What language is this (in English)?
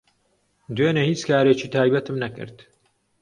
Central Kurdish